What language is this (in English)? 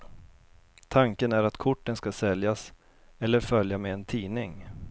Swedish